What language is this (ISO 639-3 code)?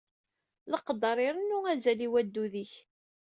kab